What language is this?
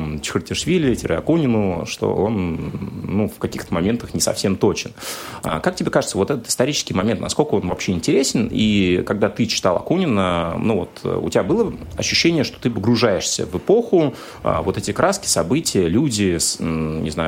Russian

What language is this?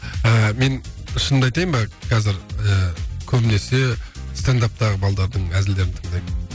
Kazakh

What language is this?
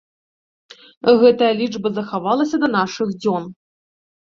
Belarusian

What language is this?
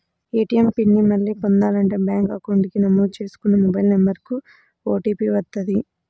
Telugu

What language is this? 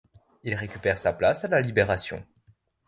French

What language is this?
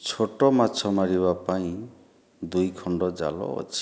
Odia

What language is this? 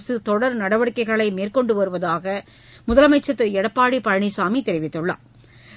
Tamil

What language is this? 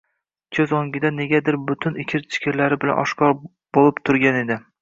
Uzbek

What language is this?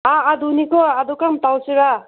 Manipuri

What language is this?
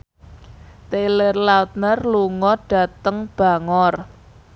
Javanese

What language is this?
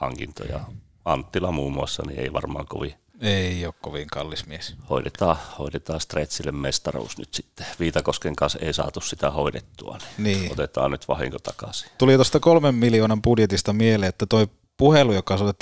Finnish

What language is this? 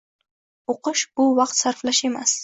Uzbek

